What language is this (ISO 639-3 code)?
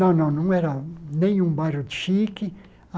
por